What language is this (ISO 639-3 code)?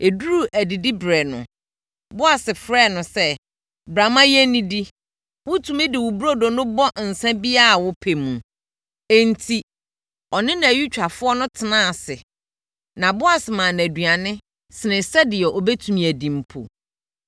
aka